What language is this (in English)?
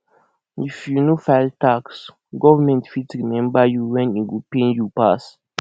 Nigerian Pidgin